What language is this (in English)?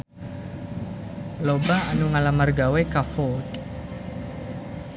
Sundanese